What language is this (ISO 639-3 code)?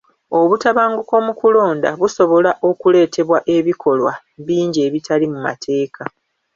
lug